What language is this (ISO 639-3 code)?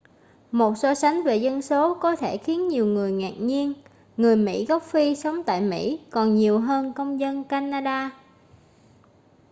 vie